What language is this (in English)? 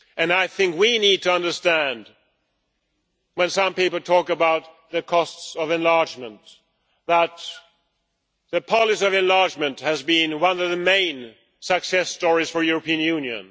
English